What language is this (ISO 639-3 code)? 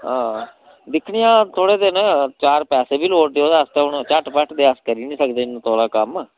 doi